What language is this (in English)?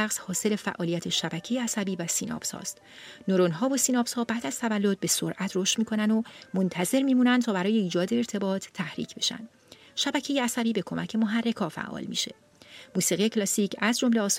Persian